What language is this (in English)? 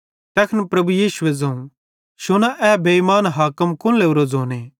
Bhadrawahi